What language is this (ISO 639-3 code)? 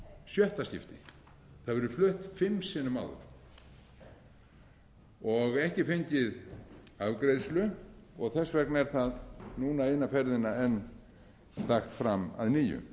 isl